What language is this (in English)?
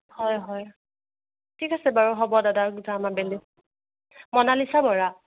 Assamese